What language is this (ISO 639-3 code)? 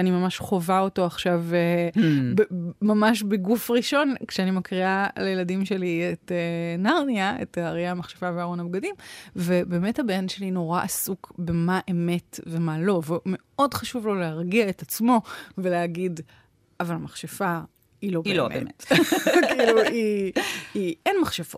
heb